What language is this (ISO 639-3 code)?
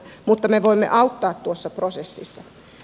fin